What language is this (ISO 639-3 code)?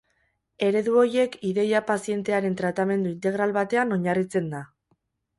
eus